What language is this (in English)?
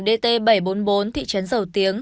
Vietnamese